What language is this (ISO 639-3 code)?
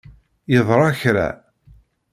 kab